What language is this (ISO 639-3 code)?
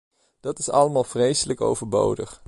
nld